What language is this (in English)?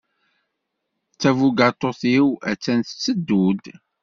Kabyle